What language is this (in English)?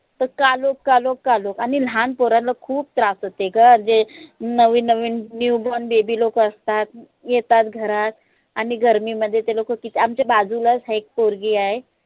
Marathi